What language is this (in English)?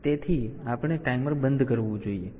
Gujarati